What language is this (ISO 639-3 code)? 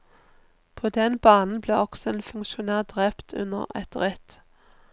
nor